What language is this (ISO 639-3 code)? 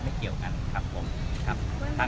tha